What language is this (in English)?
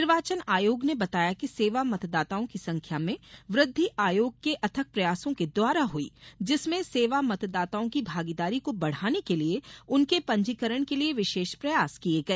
Hindi